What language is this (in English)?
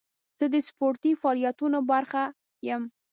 Pashto